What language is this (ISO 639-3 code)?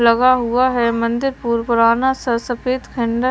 hin